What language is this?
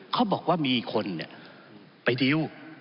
Thai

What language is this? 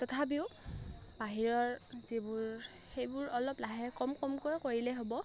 Assamese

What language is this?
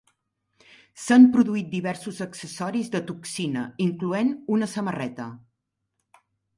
Catalan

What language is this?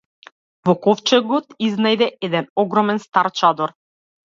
Macedonian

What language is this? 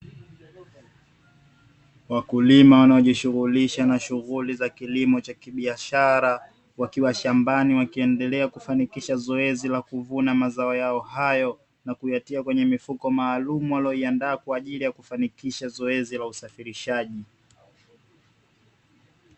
Swahili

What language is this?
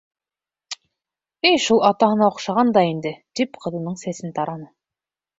Bashkir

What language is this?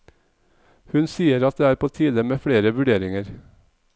Norwegian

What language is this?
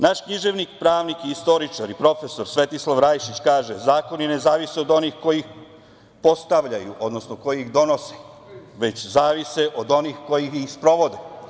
Serbian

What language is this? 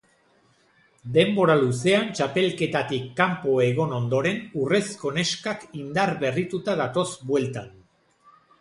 Basque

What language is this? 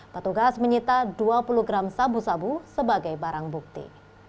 Indonesian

